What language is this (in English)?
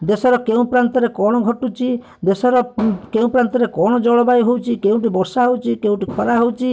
Odia